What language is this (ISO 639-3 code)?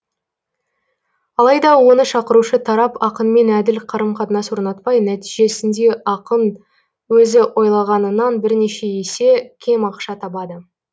kaz